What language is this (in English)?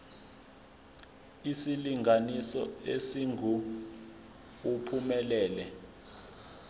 Zulu